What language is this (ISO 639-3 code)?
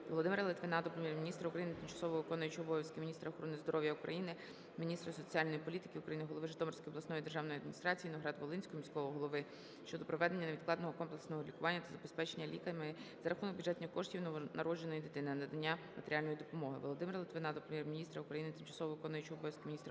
ukr